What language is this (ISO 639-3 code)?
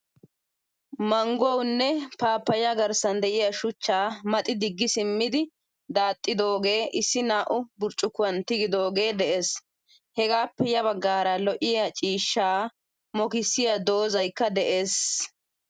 wal